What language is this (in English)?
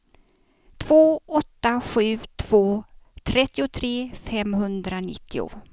Swedish